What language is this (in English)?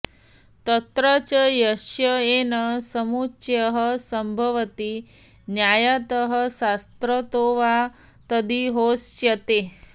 Sanskrit